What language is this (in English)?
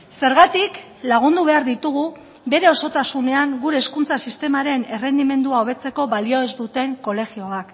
Basque